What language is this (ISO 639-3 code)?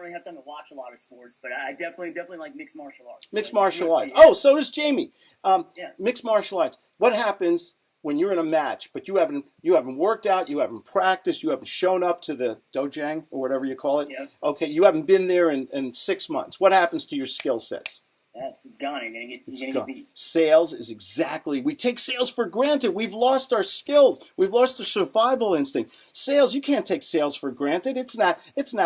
eng